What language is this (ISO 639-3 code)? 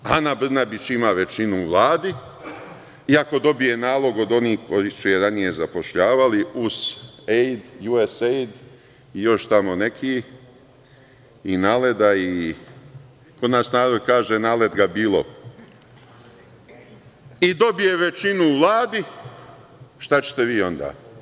srp